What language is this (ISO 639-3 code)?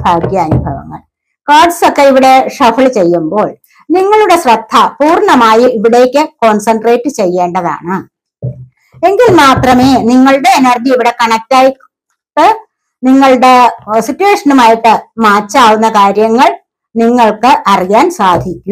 ara